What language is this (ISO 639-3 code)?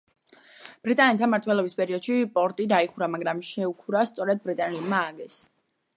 kat